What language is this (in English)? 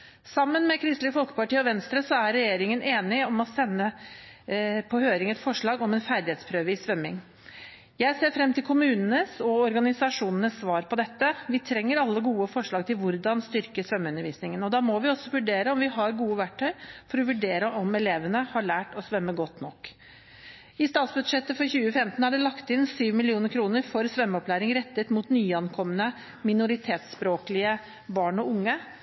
Norwegian Bokmål